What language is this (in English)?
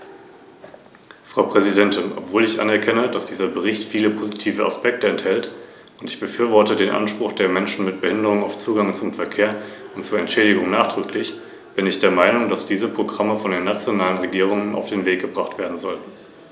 German